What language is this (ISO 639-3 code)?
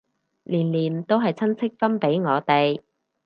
yue